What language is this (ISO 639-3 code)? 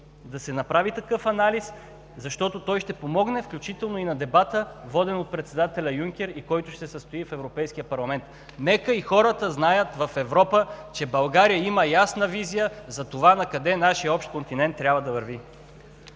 bul